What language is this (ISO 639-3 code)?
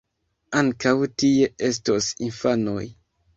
epo